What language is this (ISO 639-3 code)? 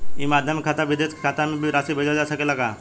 bho